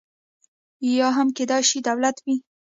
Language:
Pashto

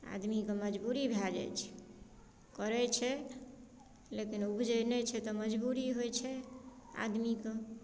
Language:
Maithili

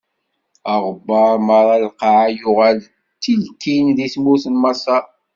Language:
Kabyle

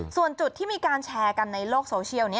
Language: Thai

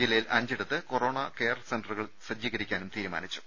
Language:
Malayalam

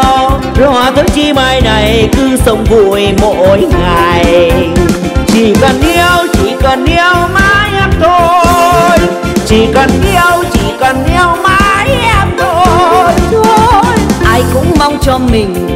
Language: Vietnamese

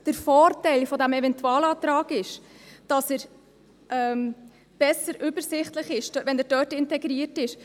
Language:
Swiss German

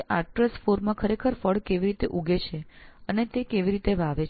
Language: Gujarati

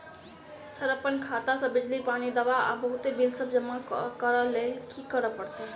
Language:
Maithili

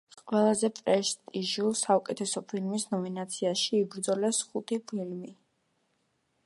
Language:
Georgian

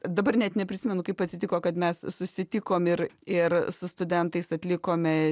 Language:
Lithuanian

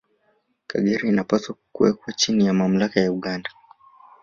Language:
Swahili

